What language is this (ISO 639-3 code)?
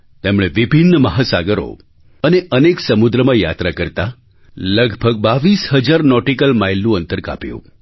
guj